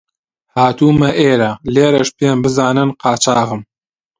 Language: Central Kurdish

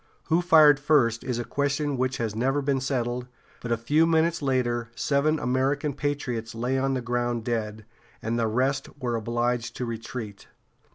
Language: English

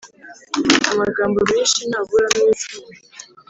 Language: Kinyarwanda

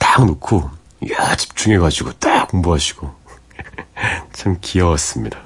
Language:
Korean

